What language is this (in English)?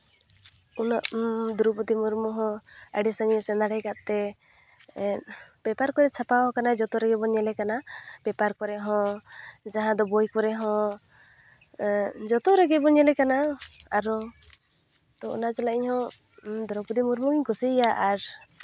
Santali